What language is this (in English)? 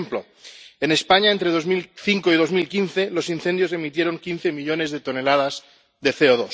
Spanish